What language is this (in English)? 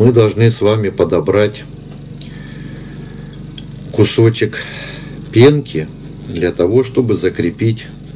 Russian